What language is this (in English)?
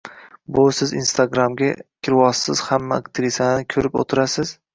Uzbek